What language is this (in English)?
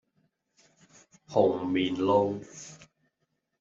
Cantonese